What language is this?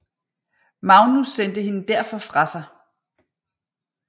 Danish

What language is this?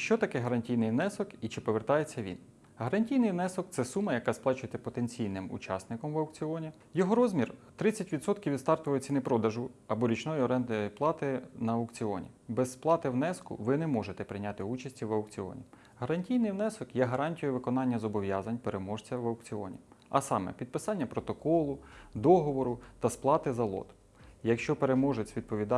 Ukrainian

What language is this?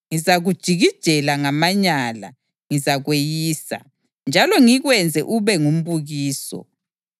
North Ndebele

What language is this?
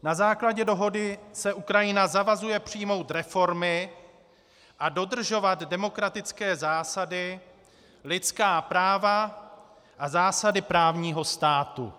Czech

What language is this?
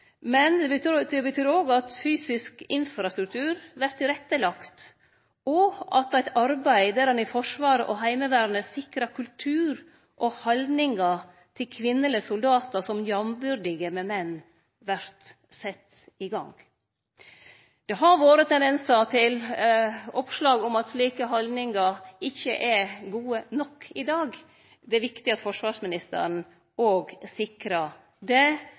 Norwegian Nynorsk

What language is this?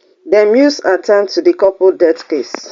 Nigerian Pidgin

